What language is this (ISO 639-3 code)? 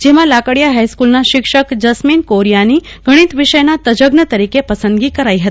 guj